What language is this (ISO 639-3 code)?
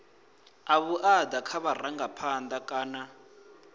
ven